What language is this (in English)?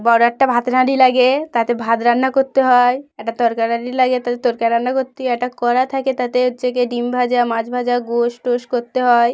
Bangla